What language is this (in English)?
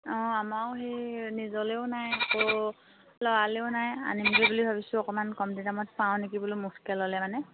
Assamese